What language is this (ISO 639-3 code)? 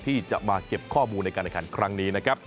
tha